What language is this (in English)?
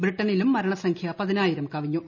Malayalam